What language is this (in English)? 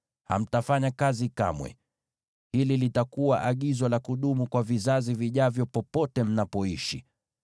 Swahili